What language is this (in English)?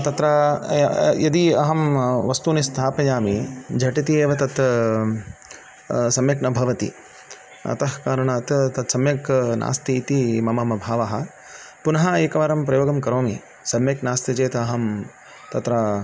Sanskrit